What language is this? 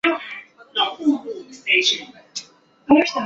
Chinese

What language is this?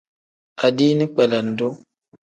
Tem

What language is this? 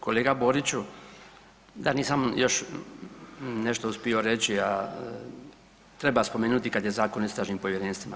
Croatian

